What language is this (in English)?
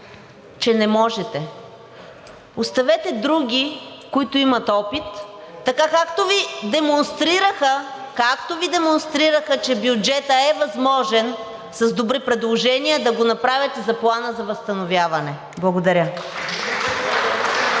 Bulgarian